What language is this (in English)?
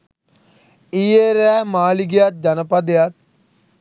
Sinhala